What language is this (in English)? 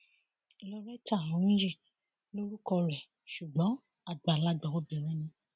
Yoruba